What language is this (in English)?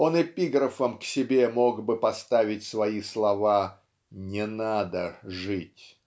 Russian